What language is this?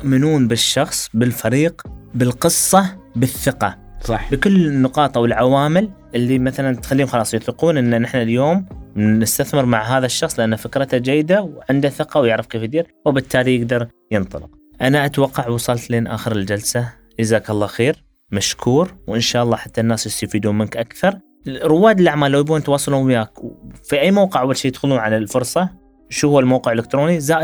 Arabic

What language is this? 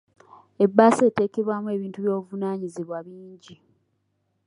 Ganda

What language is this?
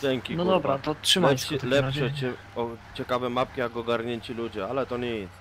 Polish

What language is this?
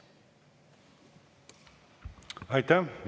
Estonian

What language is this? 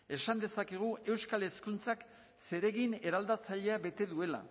Basque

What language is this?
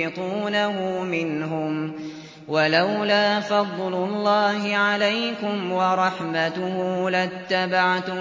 Arabic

